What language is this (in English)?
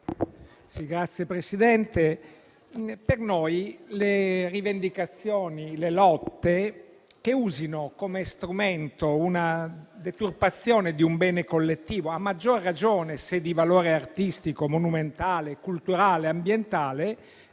Italian